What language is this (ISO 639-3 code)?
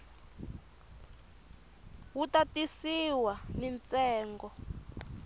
tso